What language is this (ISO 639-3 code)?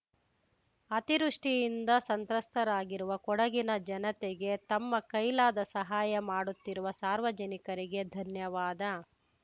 kan